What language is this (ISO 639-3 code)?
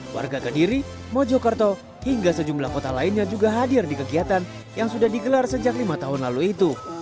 ind